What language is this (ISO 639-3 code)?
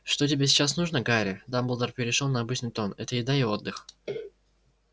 rus